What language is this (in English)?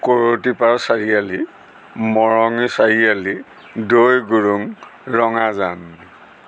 Assamese